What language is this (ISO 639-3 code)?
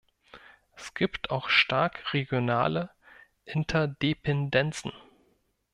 deu